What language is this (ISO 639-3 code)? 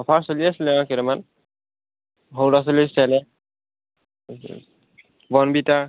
asm